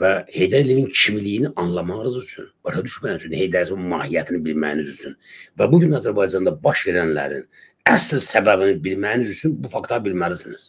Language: Turkish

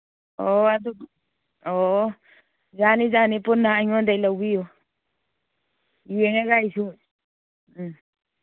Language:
Manipuri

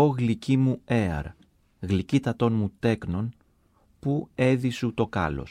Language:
Greek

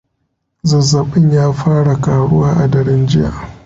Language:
Hausa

